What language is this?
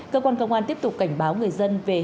Vietnamese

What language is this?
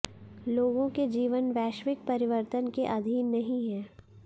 Hindi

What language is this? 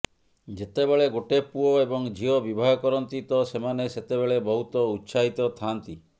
Odia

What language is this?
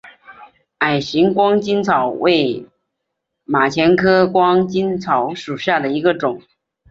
Chinese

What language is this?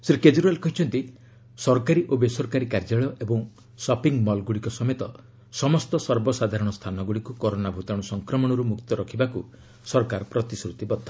Odia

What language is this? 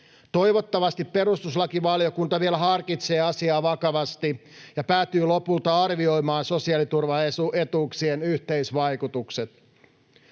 Finnish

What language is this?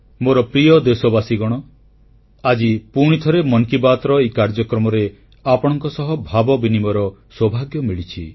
Odia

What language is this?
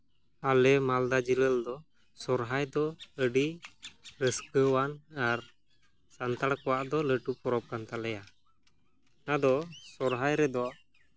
Santali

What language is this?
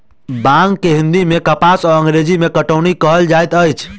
Maithili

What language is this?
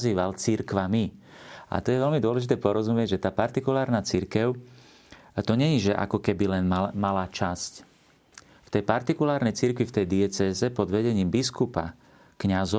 Slovak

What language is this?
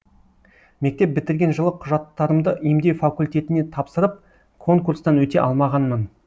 Kazakh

